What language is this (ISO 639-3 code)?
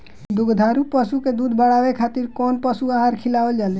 bho